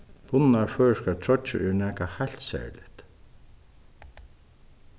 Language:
Faroese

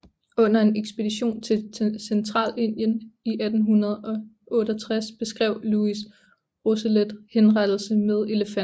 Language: Danish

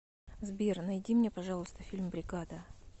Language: Russian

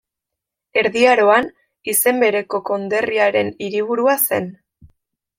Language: Basque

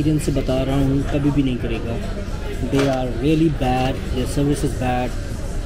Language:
Hindi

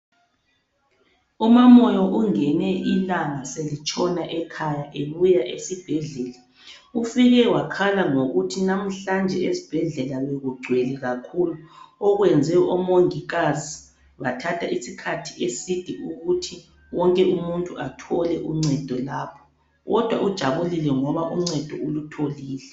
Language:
North Ndebele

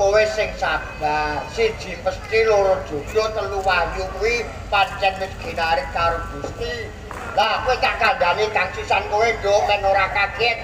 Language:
Indonesian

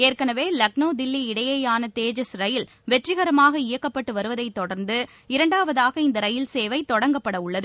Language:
Tamil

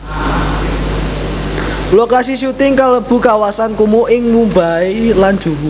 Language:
Javanese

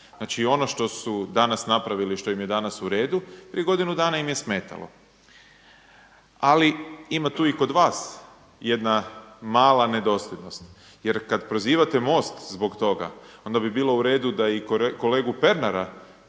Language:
Croatian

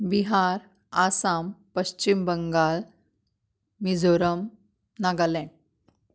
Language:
Konkani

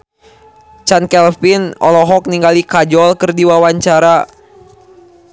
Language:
Sundanese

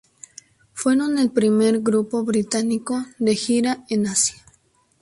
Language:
Spanish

